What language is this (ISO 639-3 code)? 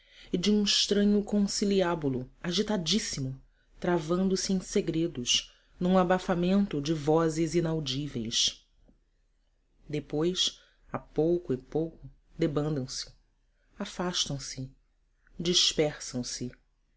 por